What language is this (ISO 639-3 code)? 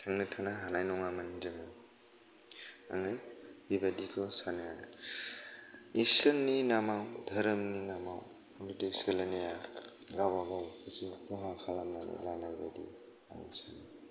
brx